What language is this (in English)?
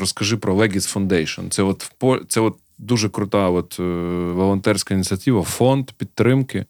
Ukrainian